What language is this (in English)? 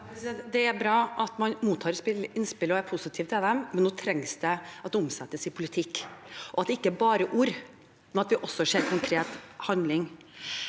Norwegian